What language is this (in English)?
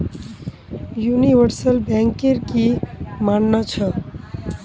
Magahi